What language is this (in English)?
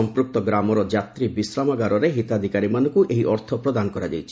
Odia